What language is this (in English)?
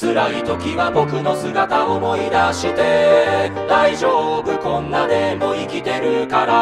Japanese